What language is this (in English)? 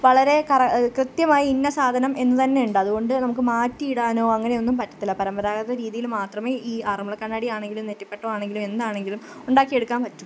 Malayalam